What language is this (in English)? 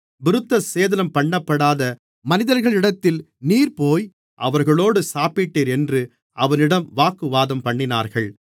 Tamil